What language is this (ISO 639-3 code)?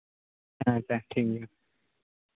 sat